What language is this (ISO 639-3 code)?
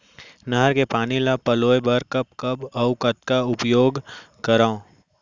hne